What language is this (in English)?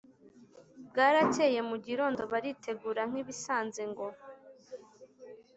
Kinyarwanda